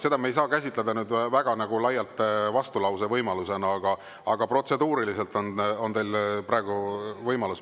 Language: Estonian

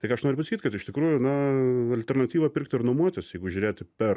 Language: Lithuanian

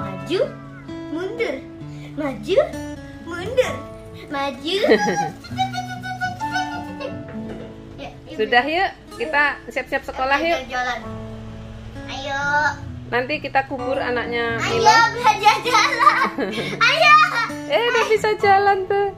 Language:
Indonesian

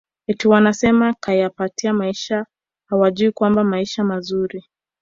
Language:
Swahili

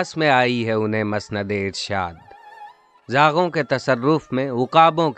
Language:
Urdu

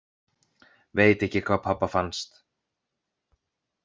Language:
Icelandic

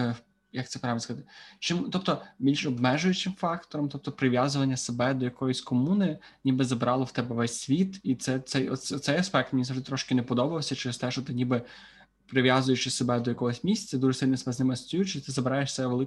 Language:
Ukrainian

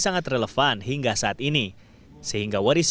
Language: Indonesian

